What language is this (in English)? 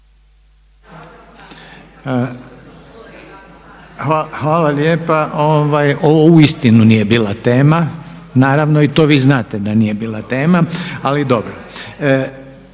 Croatian